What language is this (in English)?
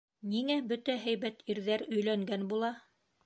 Bashkir